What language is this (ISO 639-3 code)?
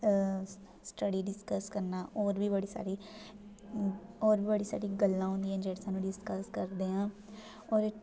doi